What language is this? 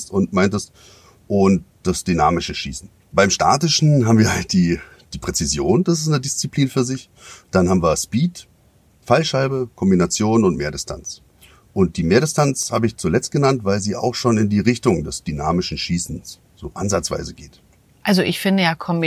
German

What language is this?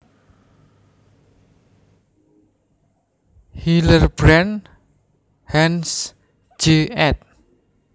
Javanese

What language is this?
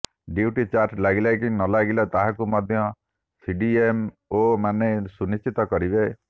Odia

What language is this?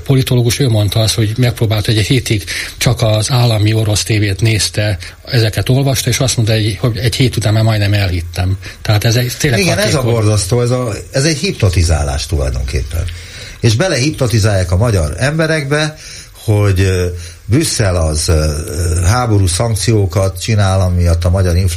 Hungarian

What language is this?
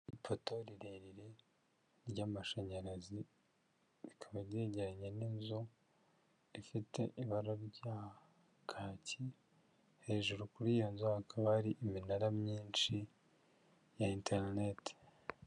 Kinyarwanda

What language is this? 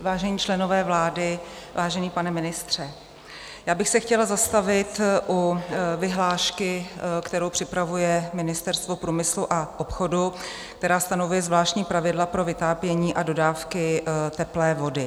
Czech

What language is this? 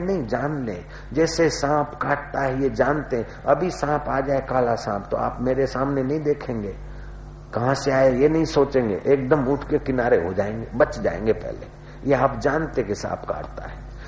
Hindi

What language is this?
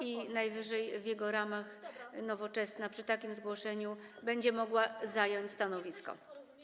Polish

